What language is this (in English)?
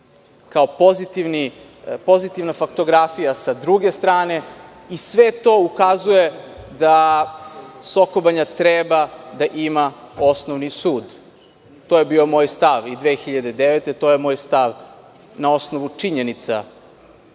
Serbian